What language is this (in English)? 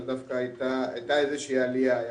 Hebrew